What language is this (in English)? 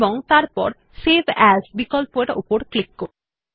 Bangla